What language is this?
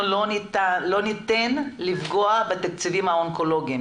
Hebrew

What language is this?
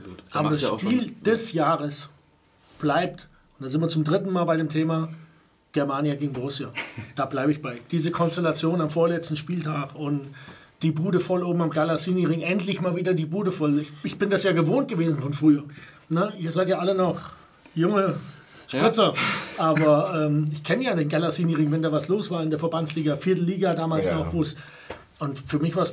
German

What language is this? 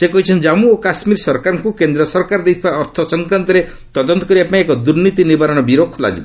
Odia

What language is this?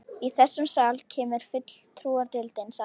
Icelandic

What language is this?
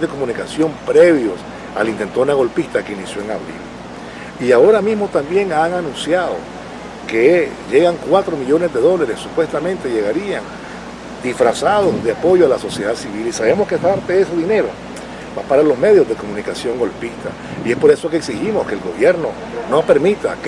Spanish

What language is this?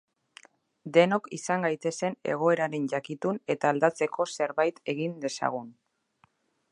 Basque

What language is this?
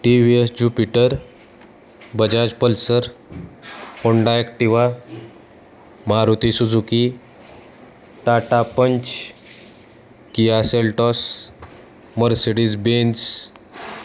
Marathi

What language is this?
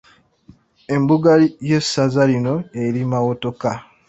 Ganda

